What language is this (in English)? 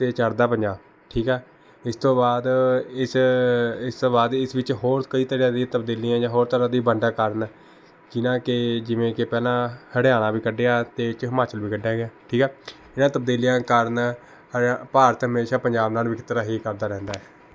Punjabi